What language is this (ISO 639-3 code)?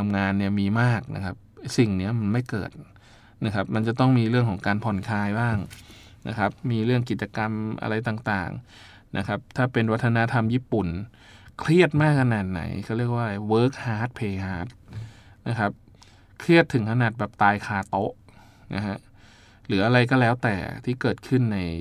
tha